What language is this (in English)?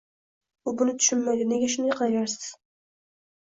Uzbek